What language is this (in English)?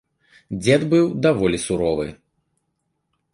Belarusian